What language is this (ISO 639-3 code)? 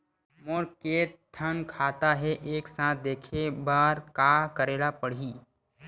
hne